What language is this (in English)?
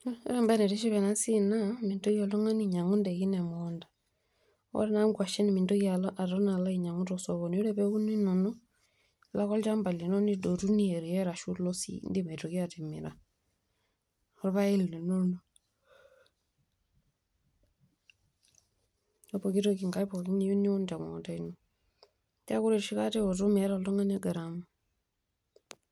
Masai